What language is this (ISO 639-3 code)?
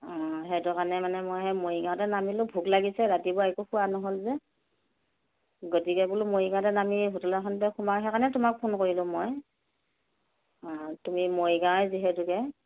asm